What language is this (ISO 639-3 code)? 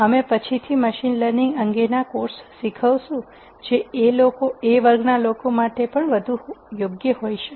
guj